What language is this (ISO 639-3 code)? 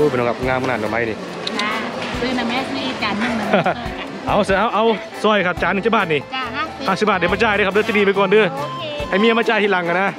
tha